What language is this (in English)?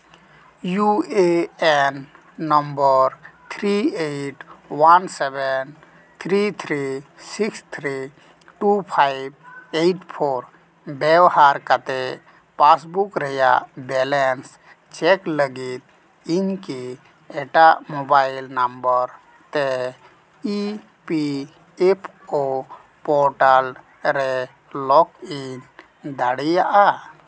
Santali